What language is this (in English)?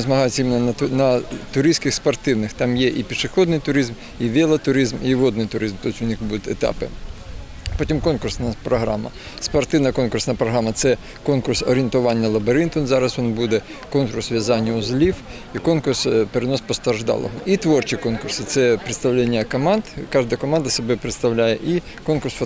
Ukrainian